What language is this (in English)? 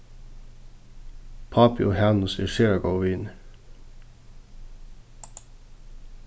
Faroese